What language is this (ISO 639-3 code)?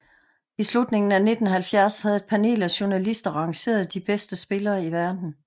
dan